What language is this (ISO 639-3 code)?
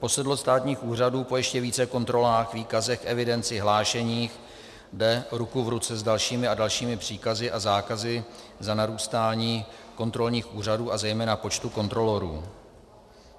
ces